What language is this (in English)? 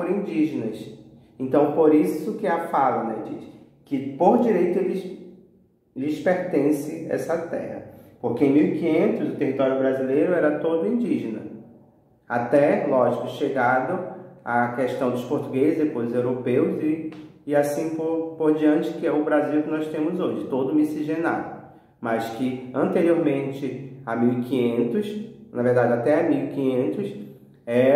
Portuguese